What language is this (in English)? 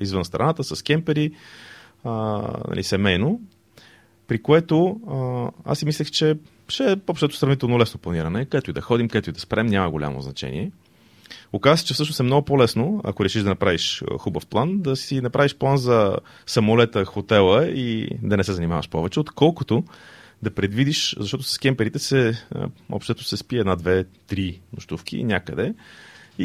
Bulgarian